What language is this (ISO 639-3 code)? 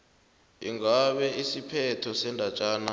nbl